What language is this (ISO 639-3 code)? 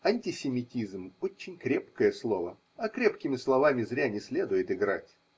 rus